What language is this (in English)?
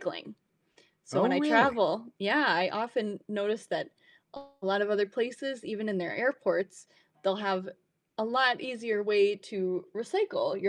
English